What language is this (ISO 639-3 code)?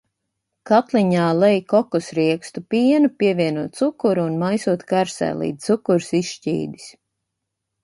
lav